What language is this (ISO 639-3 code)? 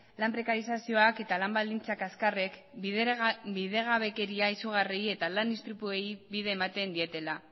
eus